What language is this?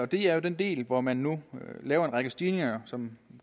Danish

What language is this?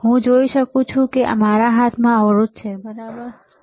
Gujarati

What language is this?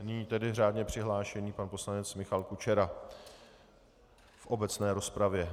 Czech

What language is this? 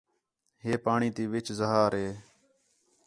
Khetrani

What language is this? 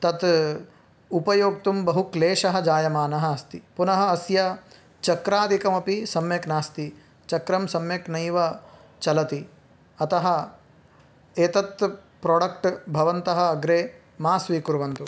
Sanskrit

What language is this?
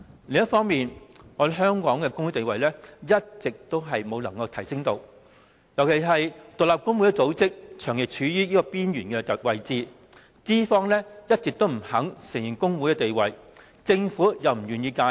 Cantonese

